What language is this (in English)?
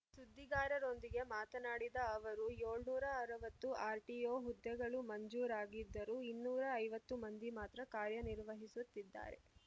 Kannada